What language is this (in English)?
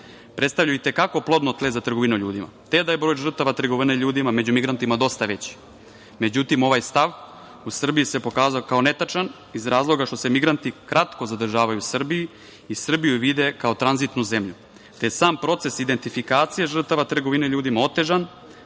Serbian